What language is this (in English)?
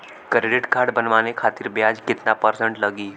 Bhojpuri